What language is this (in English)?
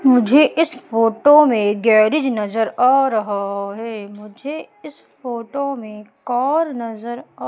Hindi